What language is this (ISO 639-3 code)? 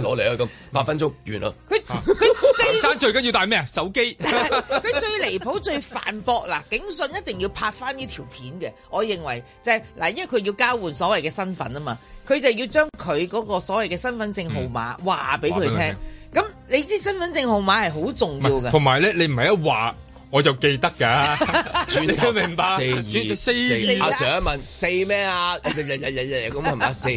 zho